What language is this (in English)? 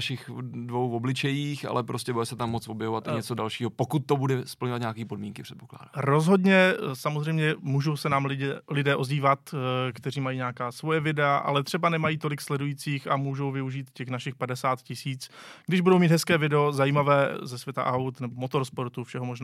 Czech